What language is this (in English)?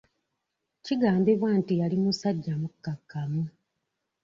Ganda